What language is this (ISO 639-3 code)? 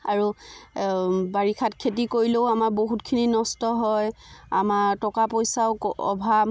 asm